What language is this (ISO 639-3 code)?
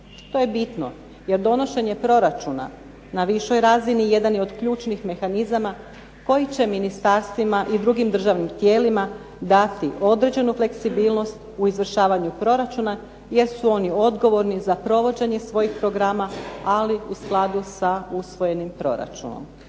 hrv